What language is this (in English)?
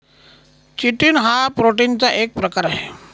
Marathi